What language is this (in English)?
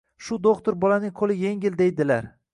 Uzbek